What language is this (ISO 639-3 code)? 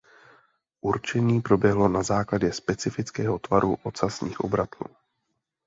ces